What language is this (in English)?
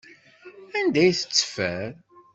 Kabyle